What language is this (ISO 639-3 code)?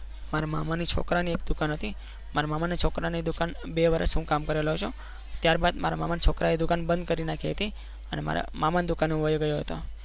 guj